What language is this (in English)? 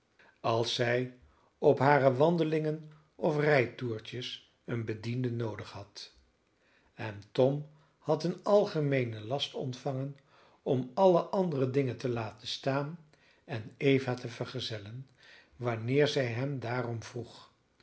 Dutch